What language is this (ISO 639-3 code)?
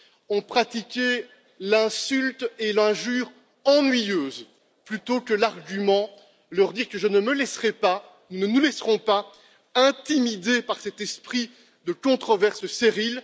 fra